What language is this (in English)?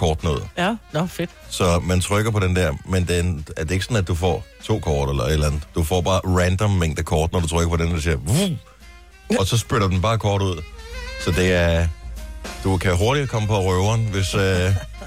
Danish